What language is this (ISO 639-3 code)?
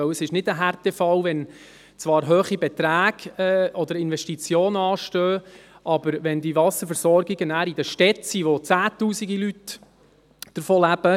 gsw